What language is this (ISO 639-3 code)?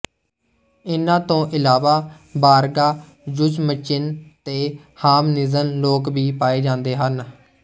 pan